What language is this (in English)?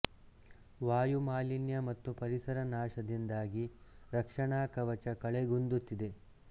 Kannada